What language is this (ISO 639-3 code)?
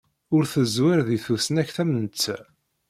kab